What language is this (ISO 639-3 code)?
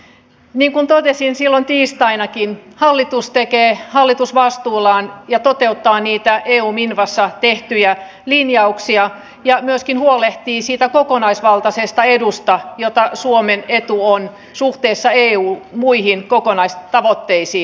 fin